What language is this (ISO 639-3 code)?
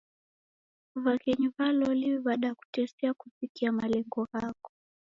dav